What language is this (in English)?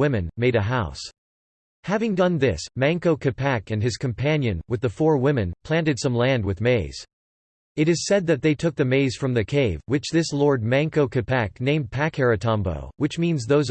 English